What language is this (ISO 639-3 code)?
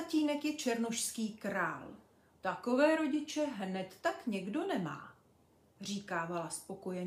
ces